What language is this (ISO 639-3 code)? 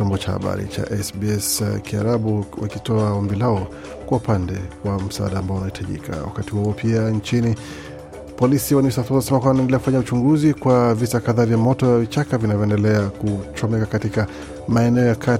swa